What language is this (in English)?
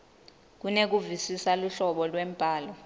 Swati